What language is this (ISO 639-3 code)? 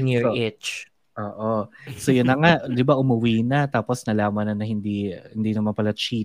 fil